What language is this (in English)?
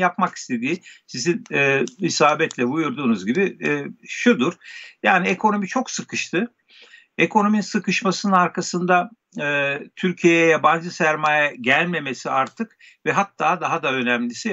Turkish